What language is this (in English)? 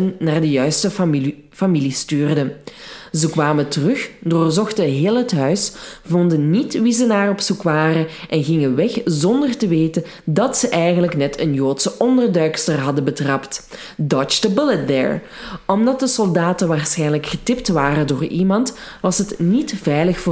Dutch